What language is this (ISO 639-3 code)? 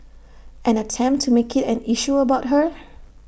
eng